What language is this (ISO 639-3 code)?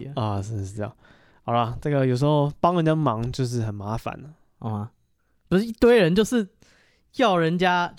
zho